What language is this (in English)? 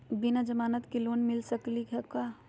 Magahi